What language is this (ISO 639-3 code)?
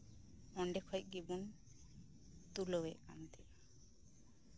sat